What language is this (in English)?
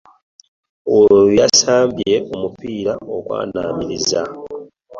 Ganda